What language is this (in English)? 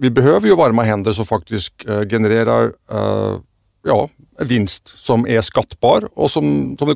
Swedish